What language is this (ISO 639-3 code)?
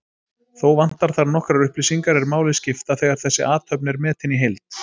isl